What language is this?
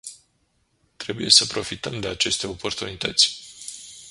Romanian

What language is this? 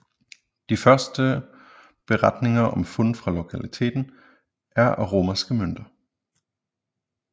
Danish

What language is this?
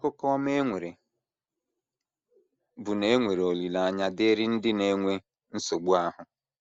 Igbo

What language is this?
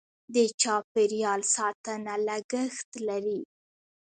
Pashto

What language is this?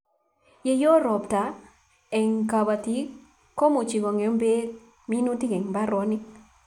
Kalenjin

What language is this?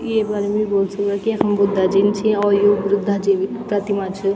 Garhwali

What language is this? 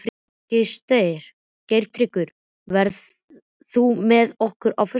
Icelandic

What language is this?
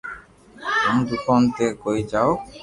Loarki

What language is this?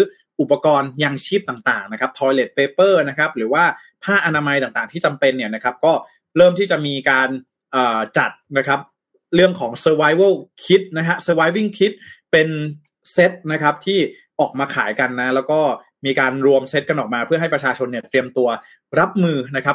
Thai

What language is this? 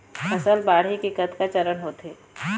Chhattisgarhi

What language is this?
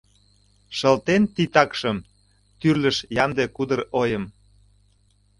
Mari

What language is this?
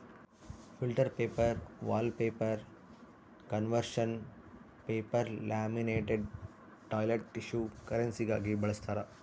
Kannada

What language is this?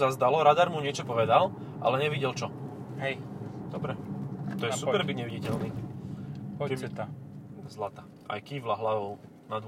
Slovak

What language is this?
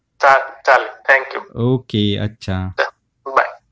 Marathi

